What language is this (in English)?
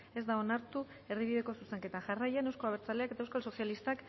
Basque